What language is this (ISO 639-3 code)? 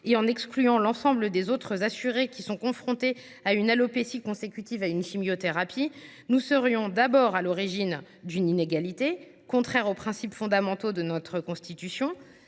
fra